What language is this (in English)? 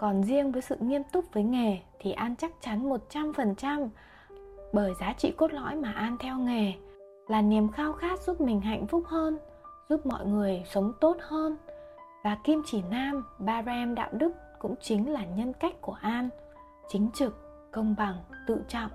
Vietnamese